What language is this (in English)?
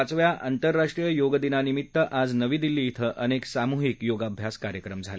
Marathi